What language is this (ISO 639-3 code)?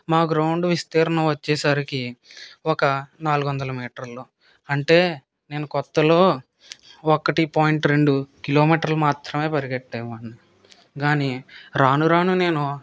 tel